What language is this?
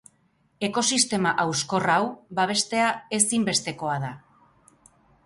Basque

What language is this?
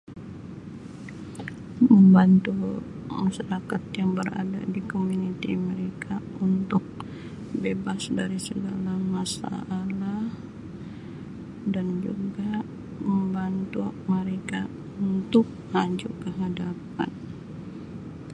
Sabah Malay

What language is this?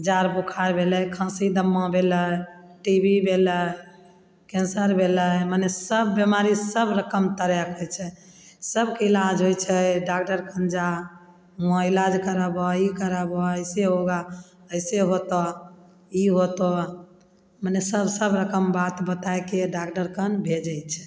Maithili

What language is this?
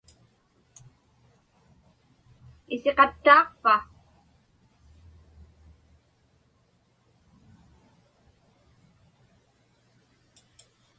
Inupiaq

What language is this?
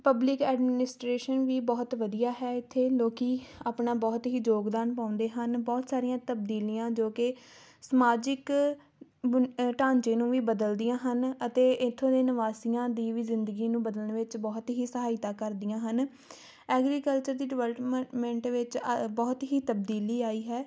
Punjabi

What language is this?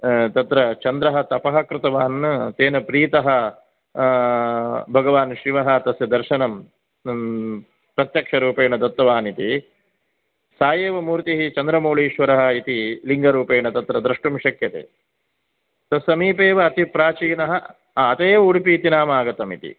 Sanskrit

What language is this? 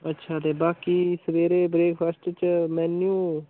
Dogri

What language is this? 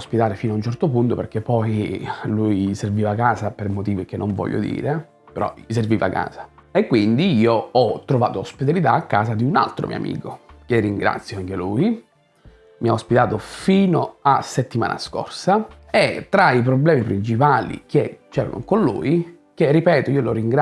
Italian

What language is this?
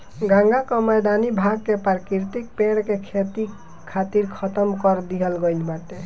Bhojpuri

